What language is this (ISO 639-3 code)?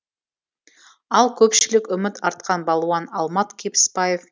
kaz